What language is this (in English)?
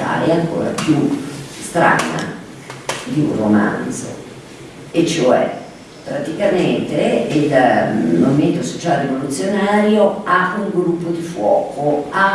Italian